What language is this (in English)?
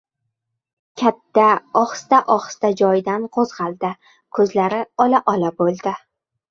Uzbek